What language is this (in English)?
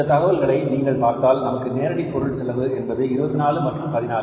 Tamil